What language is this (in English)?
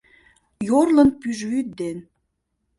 Mari